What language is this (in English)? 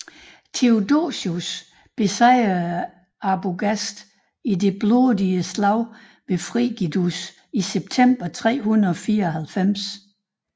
Danish